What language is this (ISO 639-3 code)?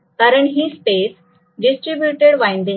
mar